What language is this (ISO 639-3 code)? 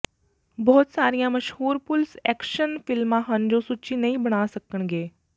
pan